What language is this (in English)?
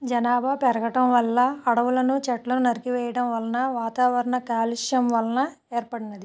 Telugu